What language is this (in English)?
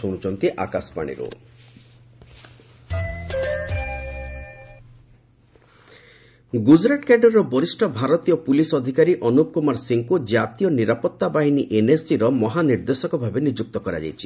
Odia